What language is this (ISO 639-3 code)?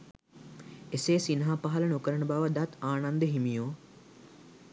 sin